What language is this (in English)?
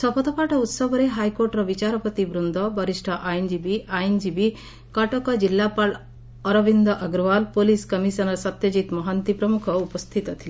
Odia